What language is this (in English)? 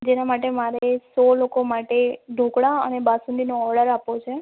Gujarati